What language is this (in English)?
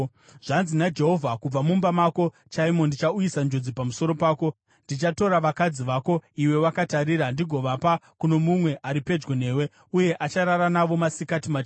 Shona